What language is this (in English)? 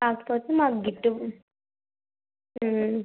Telugu